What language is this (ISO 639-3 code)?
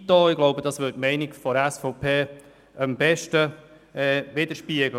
gsw